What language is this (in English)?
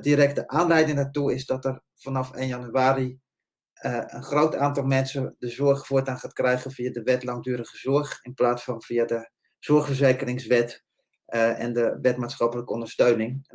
Dutch